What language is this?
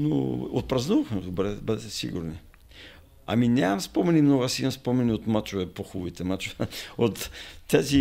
Bulgarian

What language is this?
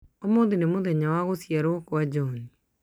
Kikuyu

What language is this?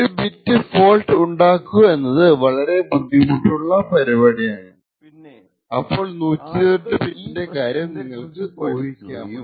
Malayalam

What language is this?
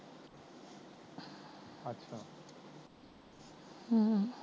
Punjabi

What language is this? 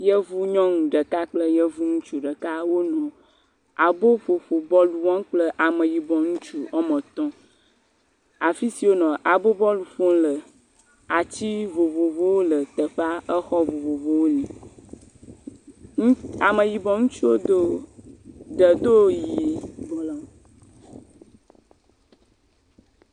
Ewe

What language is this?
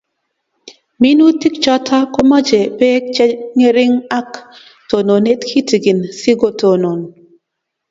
Kalenjin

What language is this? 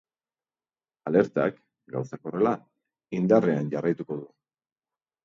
Basque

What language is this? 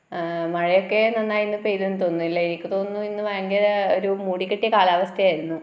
Malayalam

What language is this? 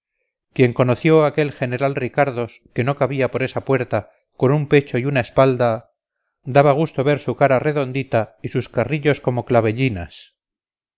Spanish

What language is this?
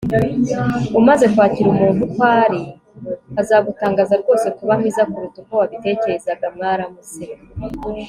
Kinyarwanda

